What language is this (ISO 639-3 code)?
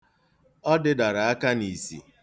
ibo